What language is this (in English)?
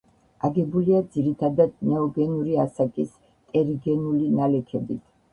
Georgian